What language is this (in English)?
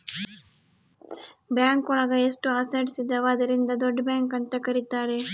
Kannada